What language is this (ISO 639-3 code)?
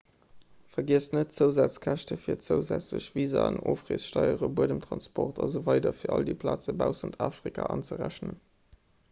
ltz